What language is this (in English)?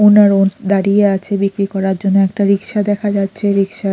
Bangla